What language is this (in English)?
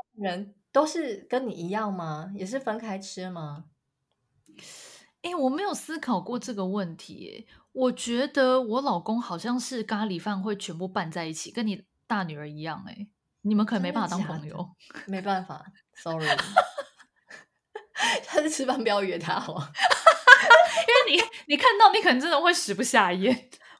Chinese